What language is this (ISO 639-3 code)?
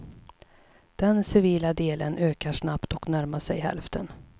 swe